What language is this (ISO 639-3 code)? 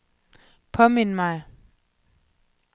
dan